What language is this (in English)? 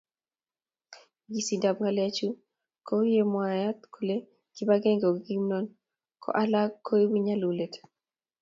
Kalenjin